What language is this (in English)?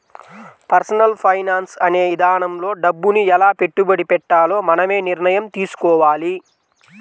Telugu